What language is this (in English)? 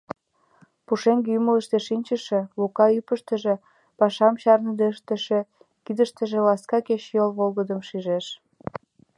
Mari